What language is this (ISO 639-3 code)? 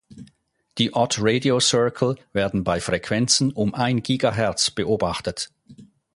deu